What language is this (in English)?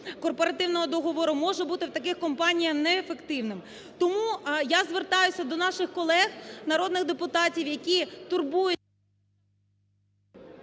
Ukrainian